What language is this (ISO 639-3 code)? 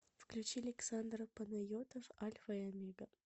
rus